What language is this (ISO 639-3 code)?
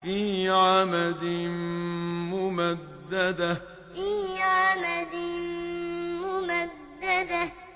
ara